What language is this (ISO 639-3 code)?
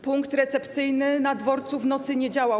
pol